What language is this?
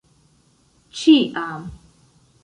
Esperanto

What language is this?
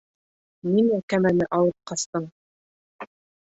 Bashkir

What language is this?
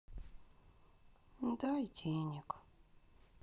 Russian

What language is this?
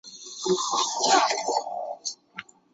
Chinese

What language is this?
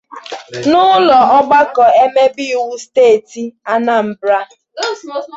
Igbo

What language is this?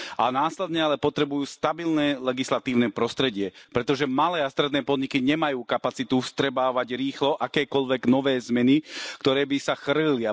Slovak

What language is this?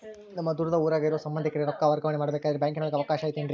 Kannada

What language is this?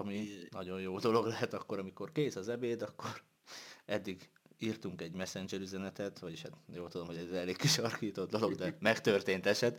Hungarian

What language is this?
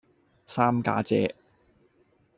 Cantonese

